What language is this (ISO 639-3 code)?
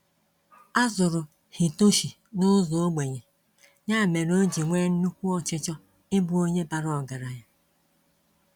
ibo